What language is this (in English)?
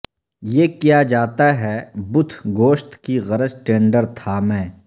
Urdu